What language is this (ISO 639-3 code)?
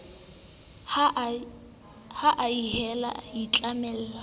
sot